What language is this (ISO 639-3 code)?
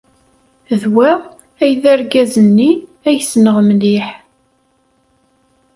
kab